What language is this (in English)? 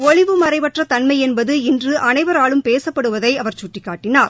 Tamil